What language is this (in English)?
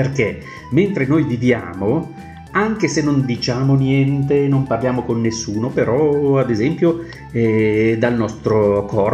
Italian